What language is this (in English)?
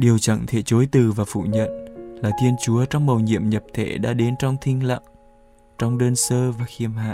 Vietnamese